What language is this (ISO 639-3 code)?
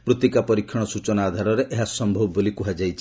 ori